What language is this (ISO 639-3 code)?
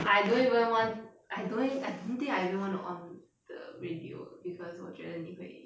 eng